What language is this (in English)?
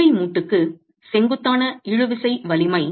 Tamil